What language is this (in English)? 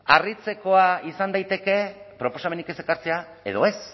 Basque